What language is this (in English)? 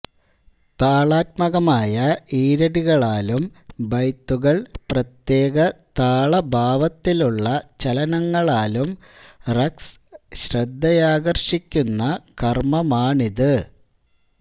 Malayalam